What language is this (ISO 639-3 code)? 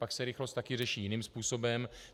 ces